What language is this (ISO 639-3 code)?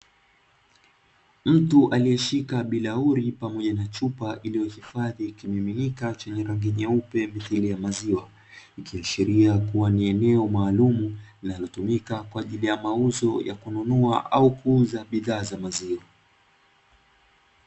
swa